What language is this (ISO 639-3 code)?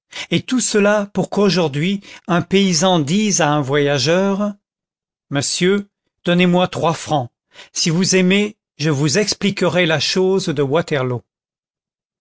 fra